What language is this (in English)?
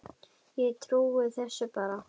Icelandic